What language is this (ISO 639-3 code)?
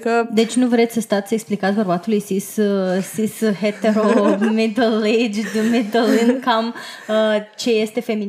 ron